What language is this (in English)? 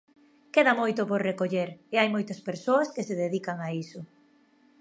Galician